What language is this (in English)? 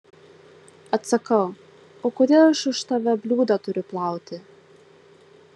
Lithuanian